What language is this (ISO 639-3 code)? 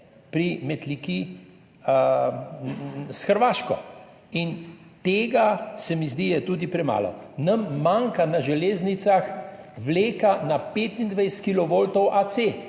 slv